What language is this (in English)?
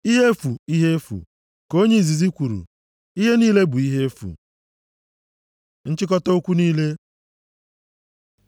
Igbo